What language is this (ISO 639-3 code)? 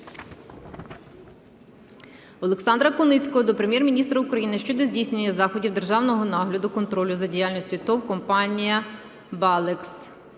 ukr